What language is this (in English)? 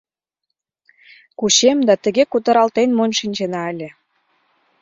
Mari